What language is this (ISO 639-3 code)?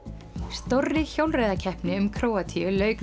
isl